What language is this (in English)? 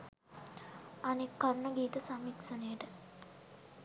Sinhala